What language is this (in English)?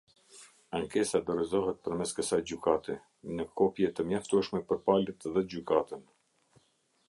Albanian